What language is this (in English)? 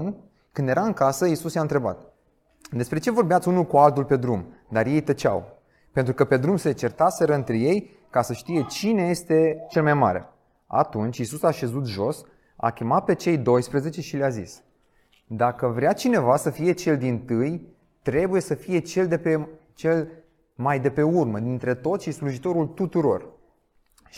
Romanian